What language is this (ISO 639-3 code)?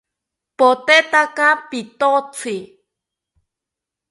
cpy